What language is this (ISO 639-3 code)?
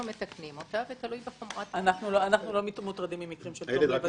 heb